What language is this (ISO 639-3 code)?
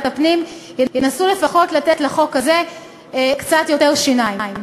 heb